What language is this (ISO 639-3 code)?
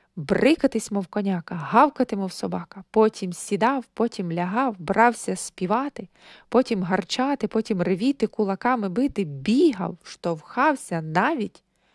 ukr